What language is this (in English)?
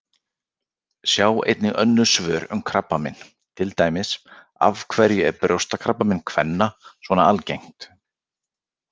Icelandic